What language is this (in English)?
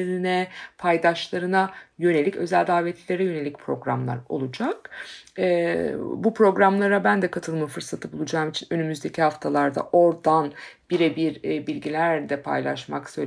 Turkish